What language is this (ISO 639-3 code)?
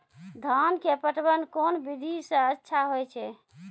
mai